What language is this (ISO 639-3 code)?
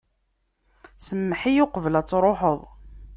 kab